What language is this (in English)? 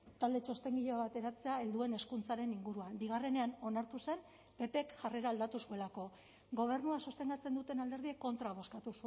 Basque